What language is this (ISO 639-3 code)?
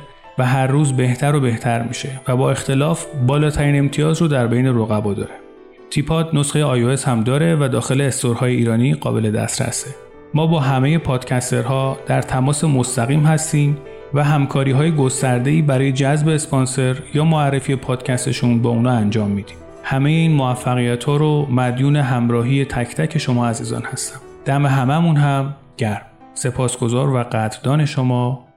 fas